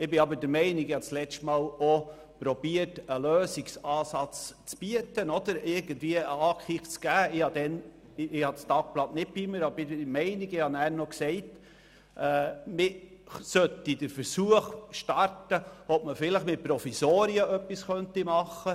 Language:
Swiss German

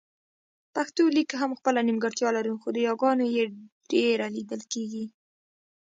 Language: Pashto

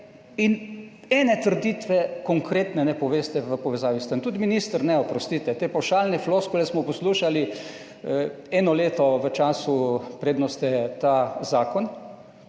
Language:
Slovenian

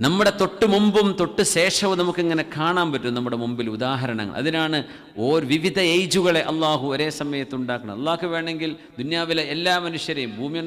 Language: Arabic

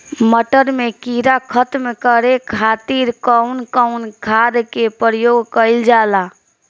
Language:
Bhojpuri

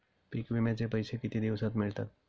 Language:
Marathi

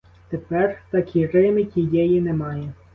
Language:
Ukrainian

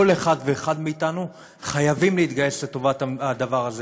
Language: Hebrew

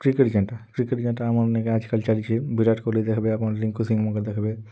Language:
Odia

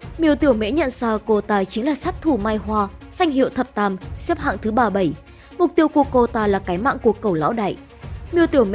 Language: Vietnamese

